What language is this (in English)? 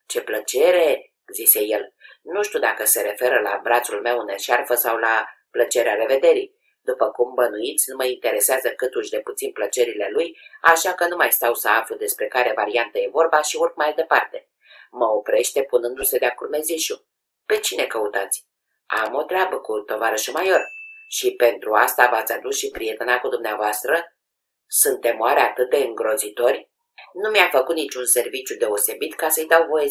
Romanian